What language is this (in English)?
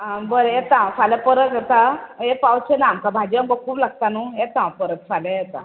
Konkani